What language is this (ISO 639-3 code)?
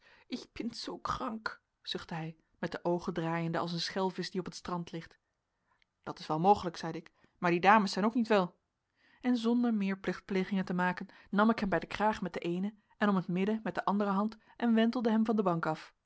nld